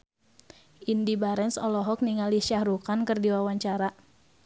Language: Sundanese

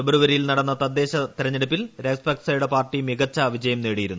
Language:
Malayalam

